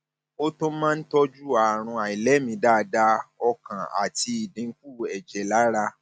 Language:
Yoruba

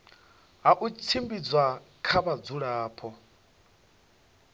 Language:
Venda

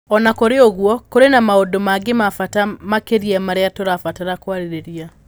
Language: Kikuyu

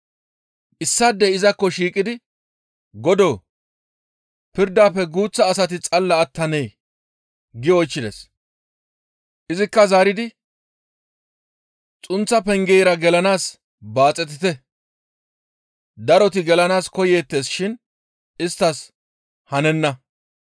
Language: Gamo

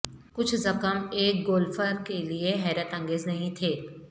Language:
Urdu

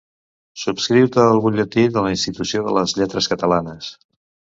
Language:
Catalan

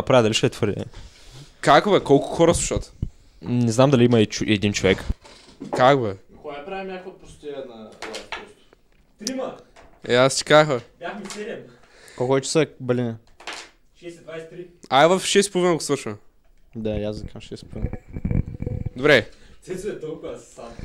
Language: Bulgarian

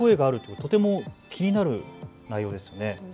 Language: Japanese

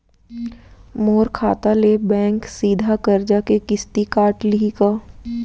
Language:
Chhattisgarhi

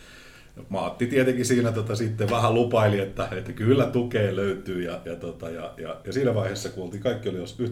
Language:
Finnish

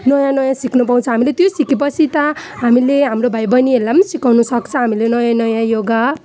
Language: Nepali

